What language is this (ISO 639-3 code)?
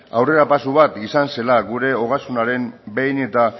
eus